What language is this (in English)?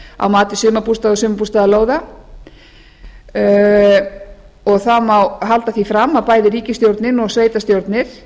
Icelandic